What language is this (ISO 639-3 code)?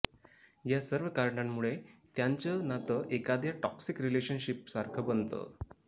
mar